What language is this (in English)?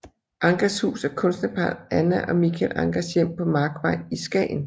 Danish